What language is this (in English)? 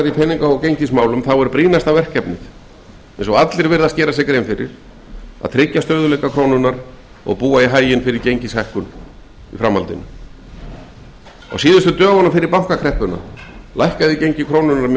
Icelandic